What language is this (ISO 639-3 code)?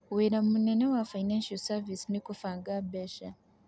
kik